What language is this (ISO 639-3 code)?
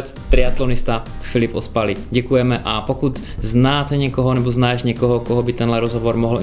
ces